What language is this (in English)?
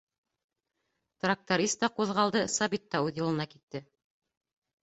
Bashkir